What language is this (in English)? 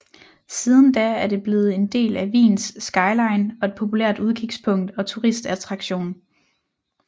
Danish